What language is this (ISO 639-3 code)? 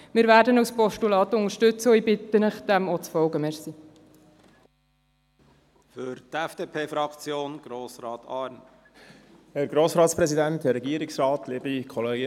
gsw